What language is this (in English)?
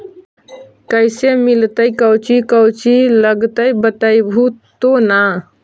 Magahi